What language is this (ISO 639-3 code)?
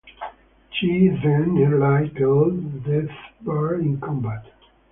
eng